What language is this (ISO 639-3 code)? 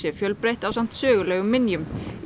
isl